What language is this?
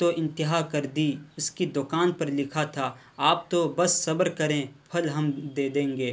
Urdu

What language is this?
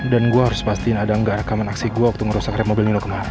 Indonesian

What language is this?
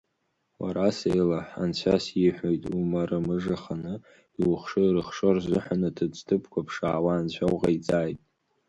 Abkhazian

